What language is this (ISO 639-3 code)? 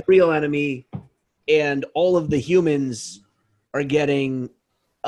eng